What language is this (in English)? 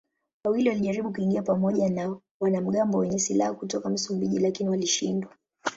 Swahili